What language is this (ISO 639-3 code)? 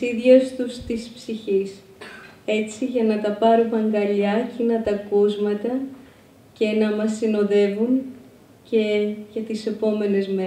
ell